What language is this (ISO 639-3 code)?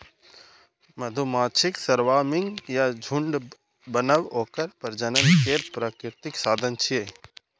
mai